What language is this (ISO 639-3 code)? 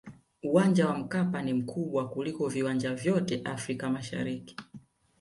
swa